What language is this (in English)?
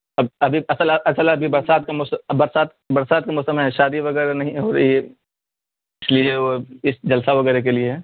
Urdu